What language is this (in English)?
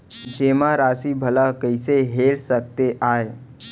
Chhattisgarhi